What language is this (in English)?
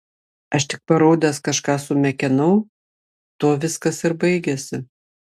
Lithuanian